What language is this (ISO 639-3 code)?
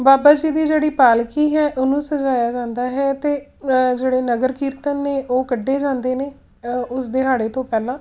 pan